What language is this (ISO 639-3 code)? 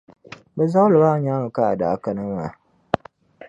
dag